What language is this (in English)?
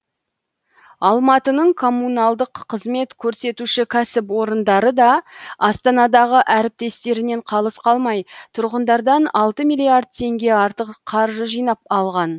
Kazakh